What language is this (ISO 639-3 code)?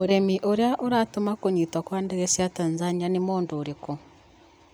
kik